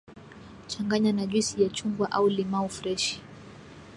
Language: Swahili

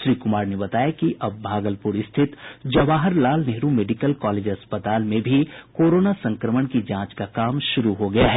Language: Hindi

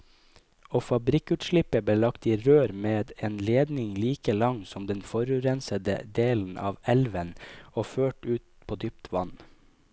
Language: Norwegian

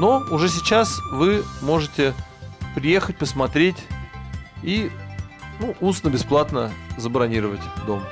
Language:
Russian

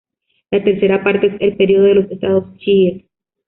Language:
Spanish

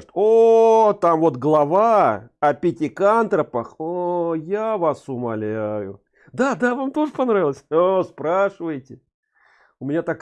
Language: Russian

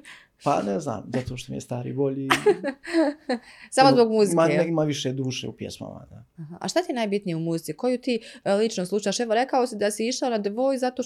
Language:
Croatian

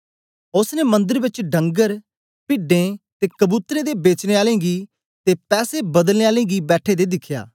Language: Dogri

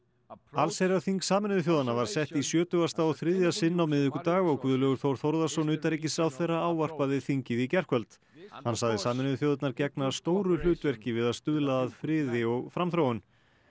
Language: Icelandic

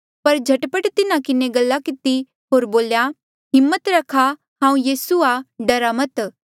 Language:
Mandeali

